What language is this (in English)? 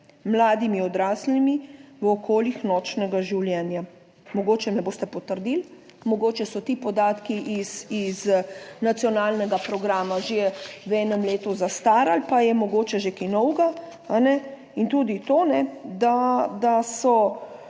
Slovenian